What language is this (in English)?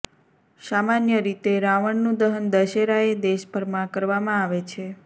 Gujarati